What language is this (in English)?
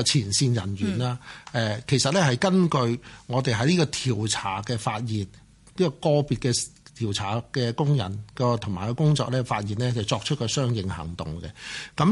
Chinese